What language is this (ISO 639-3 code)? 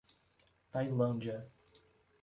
por